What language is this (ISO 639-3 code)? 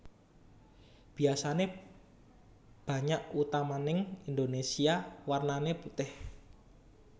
jav